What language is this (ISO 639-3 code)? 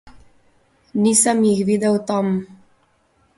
slv